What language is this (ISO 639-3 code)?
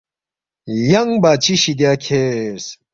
bft